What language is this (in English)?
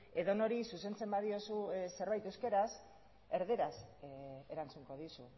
Basque